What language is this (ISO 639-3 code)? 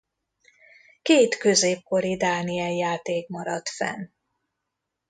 hun